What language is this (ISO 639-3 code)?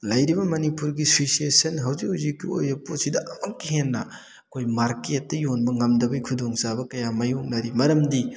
mni